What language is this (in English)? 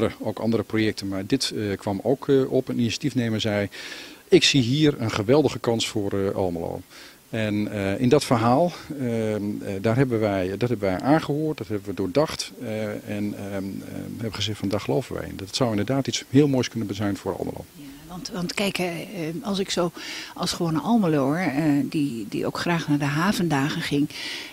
Dutch